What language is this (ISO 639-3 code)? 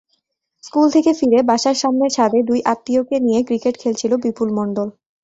ben